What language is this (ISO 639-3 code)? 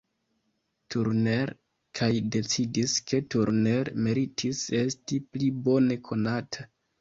epo